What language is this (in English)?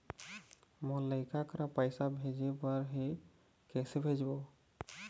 Chhattisgarhi